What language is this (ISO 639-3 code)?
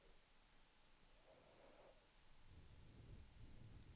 swe